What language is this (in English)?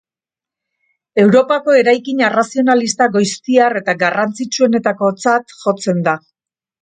Basque